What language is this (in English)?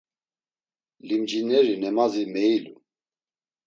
Laz